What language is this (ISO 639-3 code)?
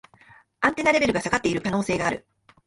jpn